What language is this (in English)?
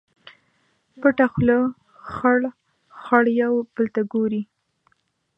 Pashto